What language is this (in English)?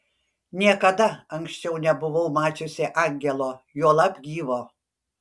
Lithuanian